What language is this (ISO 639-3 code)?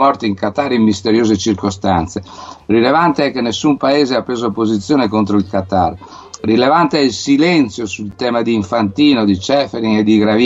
ita